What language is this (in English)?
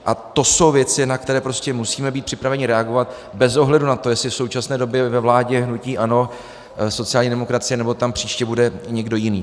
Czech